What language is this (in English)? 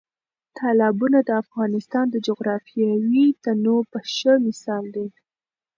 Pashto